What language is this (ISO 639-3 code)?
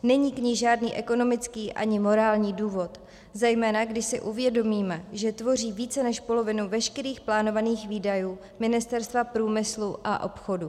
ces